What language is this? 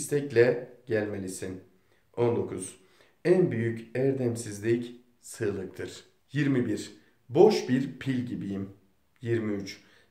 Turkish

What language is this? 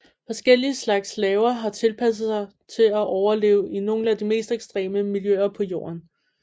Danish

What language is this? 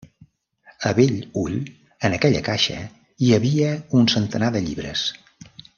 Catalan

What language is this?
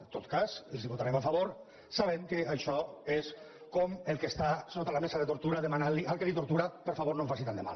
Catalan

